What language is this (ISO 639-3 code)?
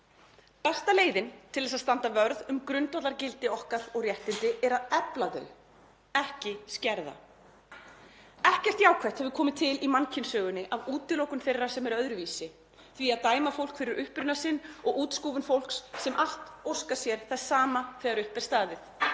isl